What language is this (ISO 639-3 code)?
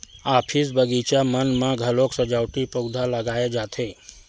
hne